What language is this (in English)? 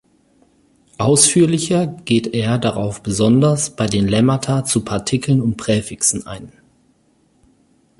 German